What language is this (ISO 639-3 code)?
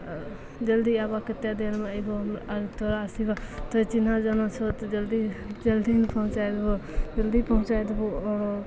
mai